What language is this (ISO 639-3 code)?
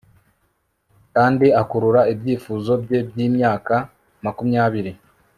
kin